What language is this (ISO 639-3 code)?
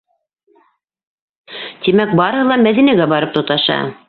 bak